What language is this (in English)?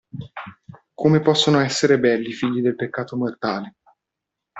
Italian